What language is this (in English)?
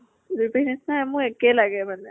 Assamese